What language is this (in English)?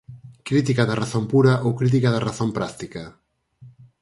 Galician